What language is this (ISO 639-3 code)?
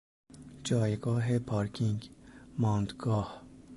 fas